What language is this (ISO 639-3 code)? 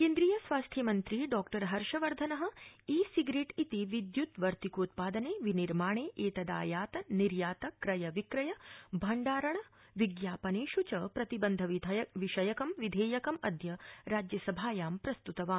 san